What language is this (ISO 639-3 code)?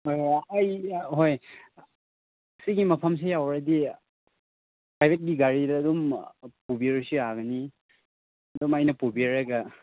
mni